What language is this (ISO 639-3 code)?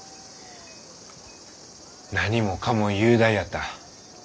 jpn